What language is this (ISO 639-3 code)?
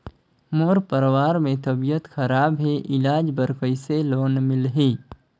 hne